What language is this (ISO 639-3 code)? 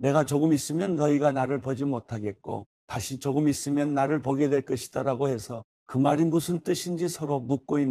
kor